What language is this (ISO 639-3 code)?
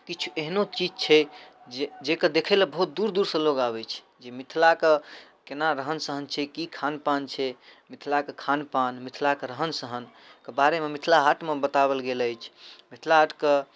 mai